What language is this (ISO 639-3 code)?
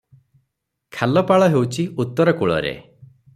ori